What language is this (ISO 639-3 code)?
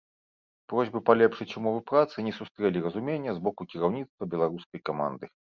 bel